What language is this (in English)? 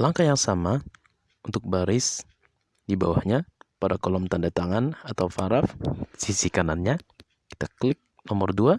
Indonesian